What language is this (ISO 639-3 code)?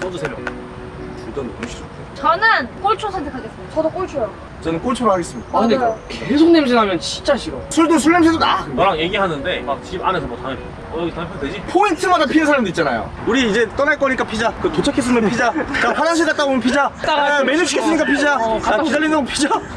kor